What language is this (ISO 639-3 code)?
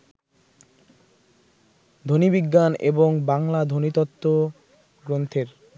ben